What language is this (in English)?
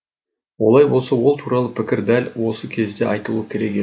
Kazakh